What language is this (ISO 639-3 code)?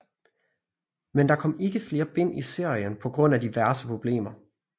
dan